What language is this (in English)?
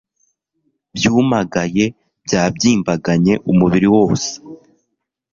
Kinyarwanda